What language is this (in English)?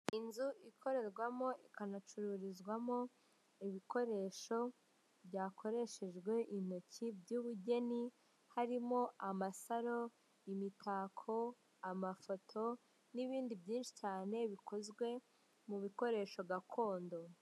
Kinyarwanda